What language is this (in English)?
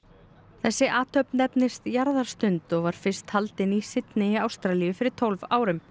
Icelandic